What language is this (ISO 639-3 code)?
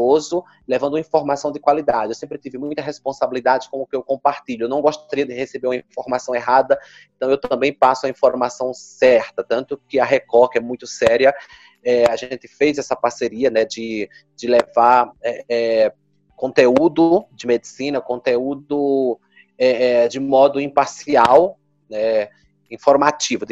por